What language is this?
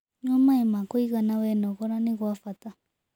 Kikuyu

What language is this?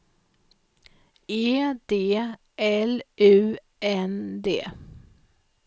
Swedish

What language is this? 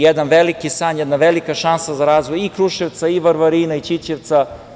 Serbian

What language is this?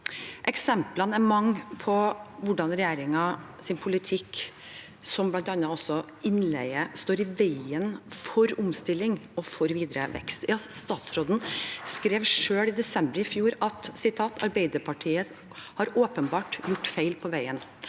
Norwegian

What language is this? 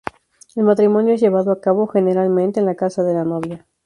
Spanish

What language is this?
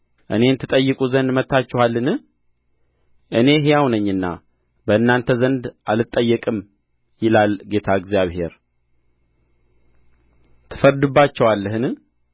Amharic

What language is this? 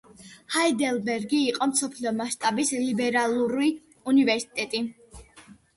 Georgian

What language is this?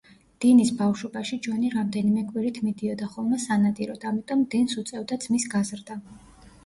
Georgian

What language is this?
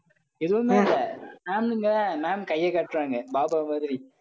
Tamil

